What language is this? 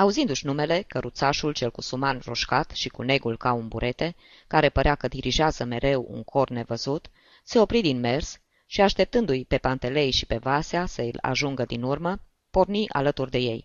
Romanian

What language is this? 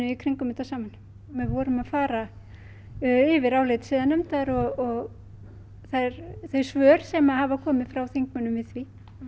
Icelandic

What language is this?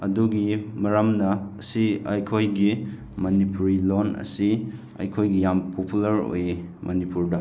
Manipuri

